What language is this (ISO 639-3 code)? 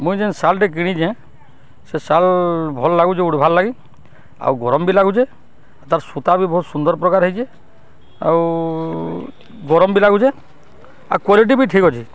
ori